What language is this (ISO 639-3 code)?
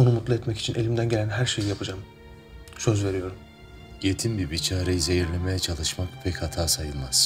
tur